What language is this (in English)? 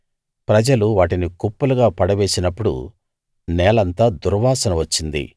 Telugu